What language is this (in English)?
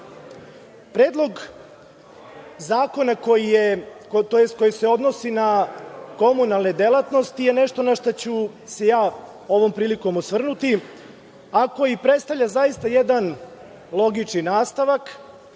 Serbian